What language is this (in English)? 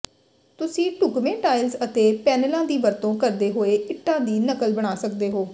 Punjabi